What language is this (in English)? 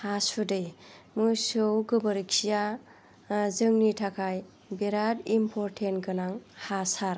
Bodo